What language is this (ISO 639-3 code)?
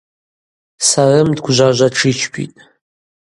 abq